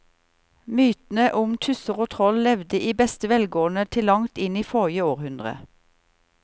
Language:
Norwegian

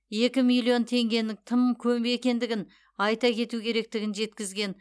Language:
Kazakh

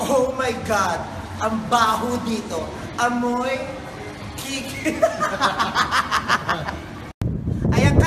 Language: Filipino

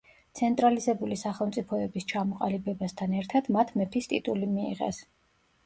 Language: Georgian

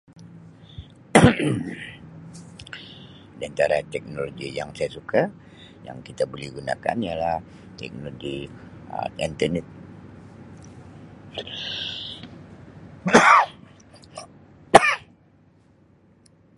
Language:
Sabah Malay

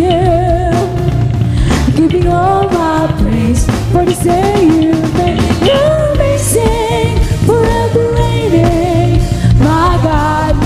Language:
Filipino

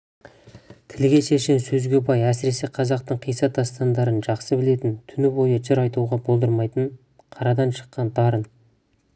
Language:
Kazakh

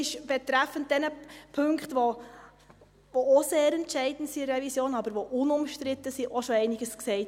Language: Swiss German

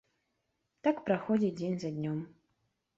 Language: Belarusian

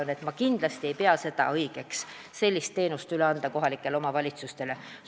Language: Estonian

